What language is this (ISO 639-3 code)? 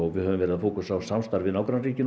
isl